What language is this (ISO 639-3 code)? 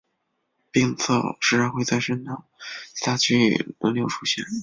zho